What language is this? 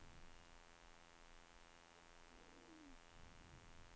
Swedish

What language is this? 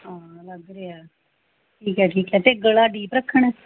Punjabi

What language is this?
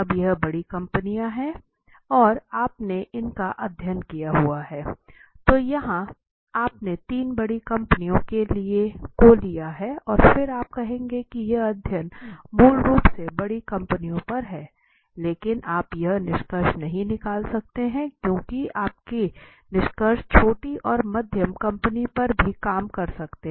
Hindi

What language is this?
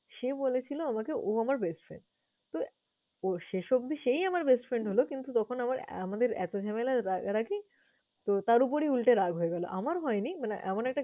Bangla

